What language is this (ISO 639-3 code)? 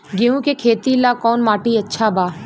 bho